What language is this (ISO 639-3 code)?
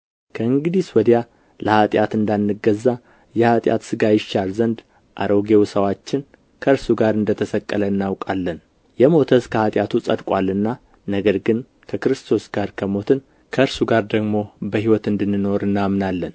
amh